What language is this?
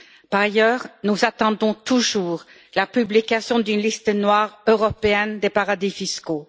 French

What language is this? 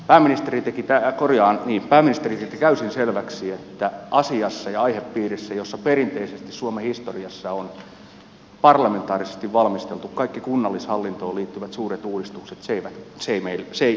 Finnish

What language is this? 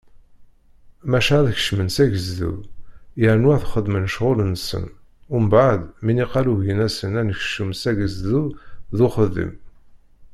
Kabyle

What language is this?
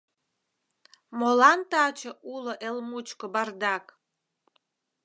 Mari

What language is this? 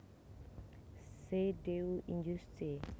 Javanese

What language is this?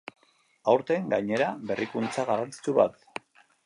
Basque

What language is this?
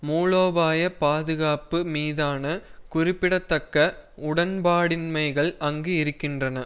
Tamil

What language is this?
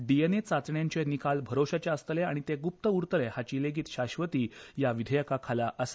Konkani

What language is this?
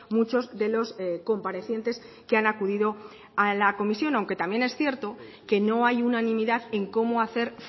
Spanish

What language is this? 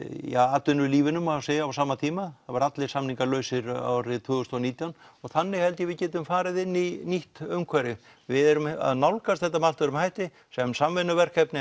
Icelandic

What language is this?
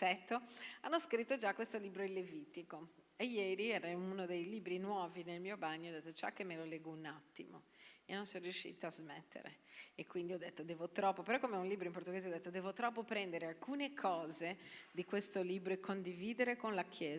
Italian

